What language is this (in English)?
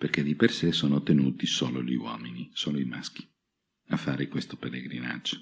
Italian